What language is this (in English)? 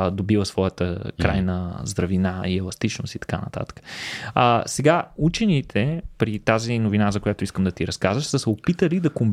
Bulgarian